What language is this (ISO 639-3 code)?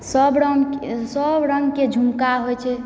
mai